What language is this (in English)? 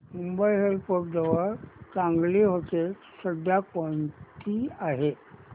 Marathi